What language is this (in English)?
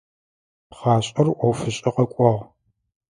Adyghe